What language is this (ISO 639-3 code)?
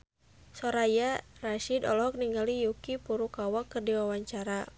sun